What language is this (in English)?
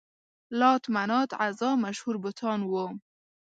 Pashto